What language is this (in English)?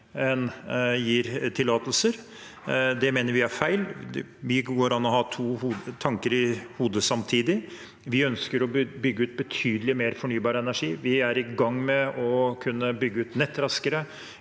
Norwegian